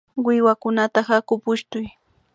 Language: Imbabura Highland Quichua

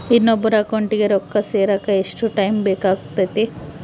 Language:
Kannada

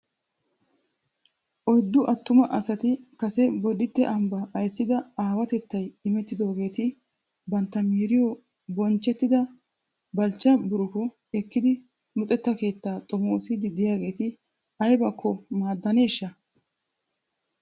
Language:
Wolaytta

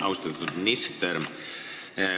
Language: Estonian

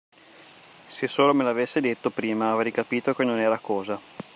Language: Italian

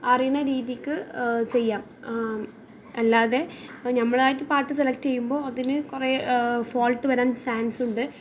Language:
Malayalam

